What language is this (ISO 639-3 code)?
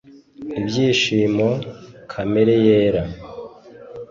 kin